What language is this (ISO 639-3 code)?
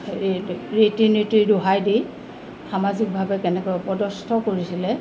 asm